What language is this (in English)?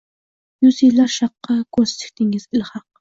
Uzbek